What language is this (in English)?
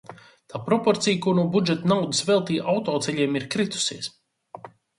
Latvian